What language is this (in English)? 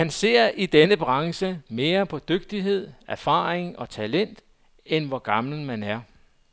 Danish